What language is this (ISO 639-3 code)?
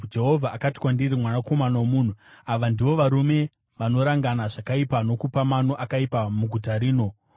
sna